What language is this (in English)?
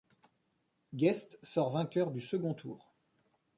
French